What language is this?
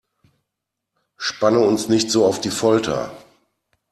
German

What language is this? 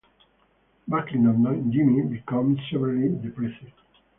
English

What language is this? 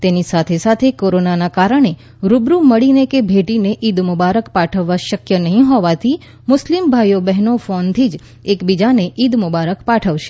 Gujarati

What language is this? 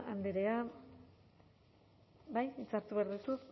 Basque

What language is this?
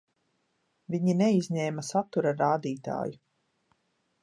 Latvian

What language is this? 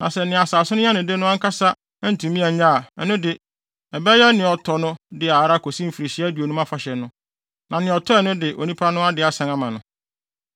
Akan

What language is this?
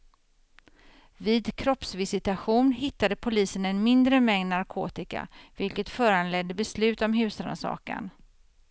Swedish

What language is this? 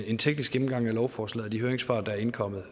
Danish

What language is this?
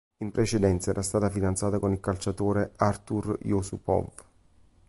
Italian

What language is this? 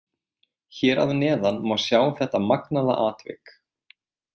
Icelandic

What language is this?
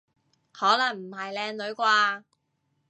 Cantonese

